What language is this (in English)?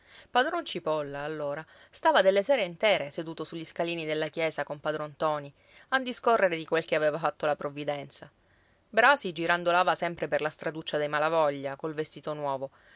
Italian